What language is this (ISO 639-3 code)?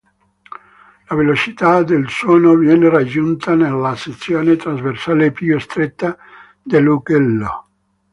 ita